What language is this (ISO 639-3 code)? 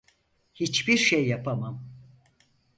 tur